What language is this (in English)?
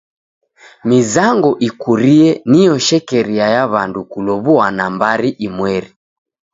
Taita